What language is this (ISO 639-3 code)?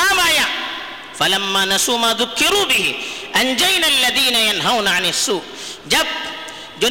urd